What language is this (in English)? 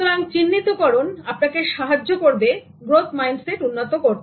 Bangla